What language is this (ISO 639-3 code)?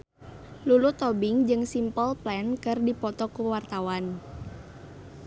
sun